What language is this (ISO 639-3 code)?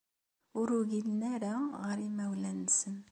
kab